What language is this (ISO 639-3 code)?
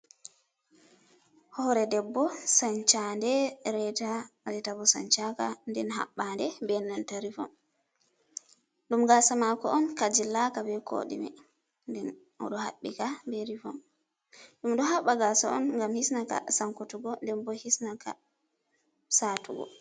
ful